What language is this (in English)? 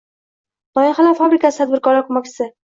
Uzbek